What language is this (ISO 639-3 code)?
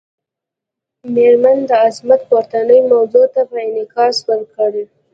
pus